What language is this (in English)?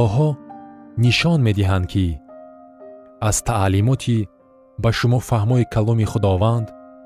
Persian